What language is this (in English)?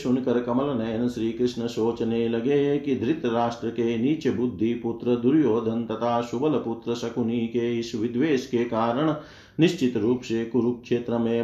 Hindi